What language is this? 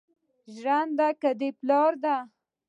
Pashto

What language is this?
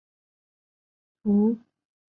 Chinese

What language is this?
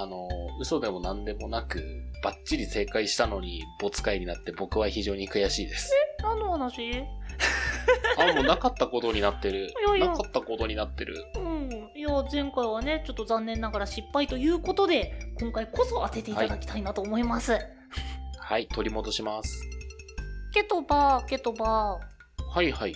Japanese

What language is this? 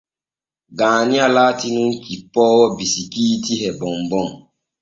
Borgu Fulfulde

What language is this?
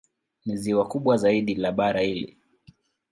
Swahili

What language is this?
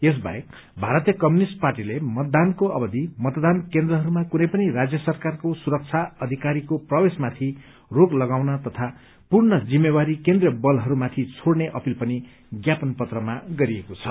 Nepali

